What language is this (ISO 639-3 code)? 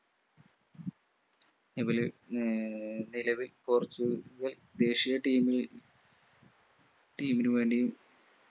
mal